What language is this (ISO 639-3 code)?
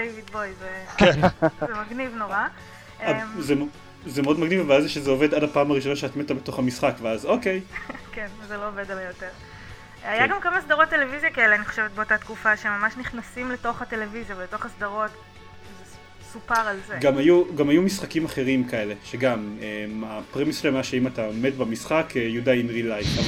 heb